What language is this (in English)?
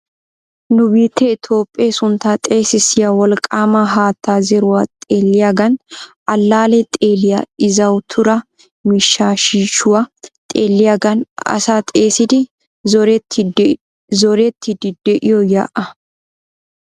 Wolaytta